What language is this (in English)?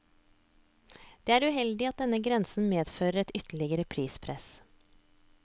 Norwegian